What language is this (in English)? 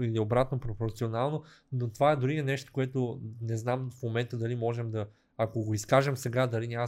Bulgarian